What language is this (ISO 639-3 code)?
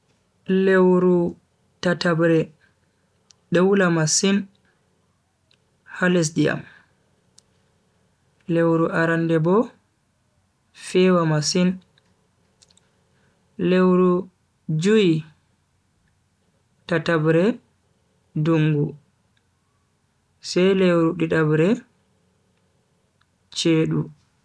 fui